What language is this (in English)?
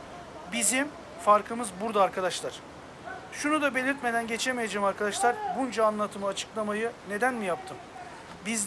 Turkish